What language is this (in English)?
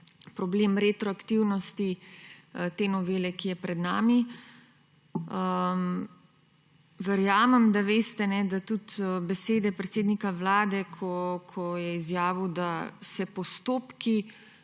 Slovenian